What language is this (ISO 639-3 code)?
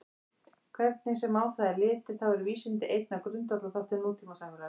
isl